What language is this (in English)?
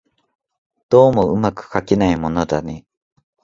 Japanese